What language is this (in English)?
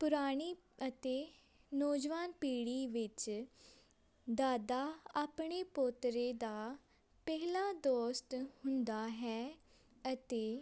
Punjabi